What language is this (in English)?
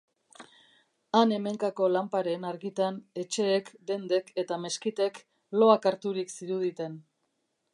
Basque